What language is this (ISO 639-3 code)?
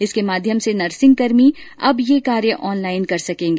hin